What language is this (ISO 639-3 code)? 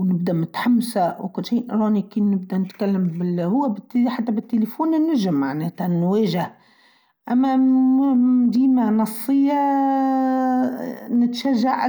aeb